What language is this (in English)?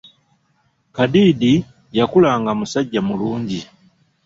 Ganda